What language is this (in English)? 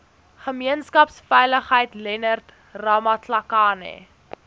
Afrikaans